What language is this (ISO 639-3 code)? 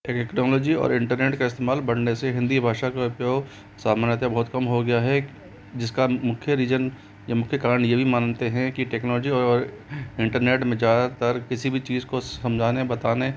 hin